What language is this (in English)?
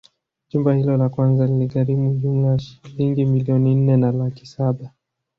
Swahili